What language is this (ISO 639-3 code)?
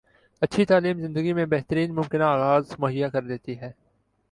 urd